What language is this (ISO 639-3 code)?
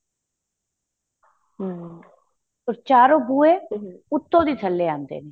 pan